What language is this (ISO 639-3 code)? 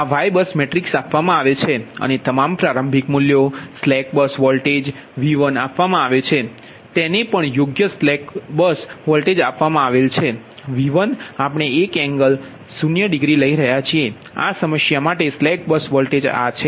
guj